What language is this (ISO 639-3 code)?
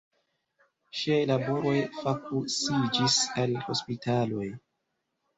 epo